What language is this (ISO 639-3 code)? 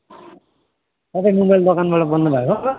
nep